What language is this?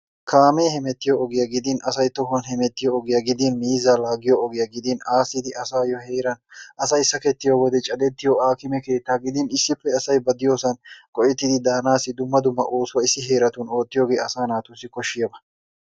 Wolaytta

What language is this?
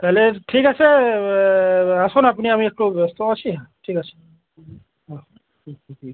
Bangla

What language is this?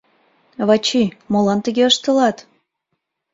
Mari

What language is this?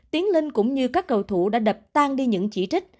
Vietnamese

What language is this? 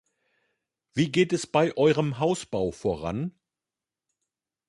German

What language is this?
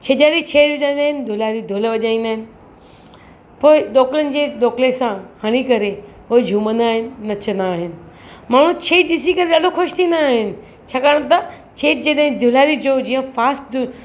Sindhi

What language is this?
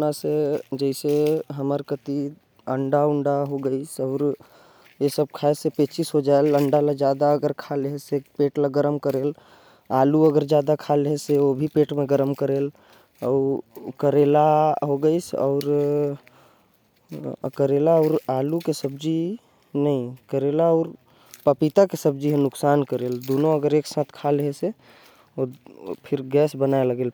Korwa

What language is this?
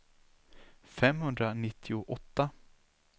Swedish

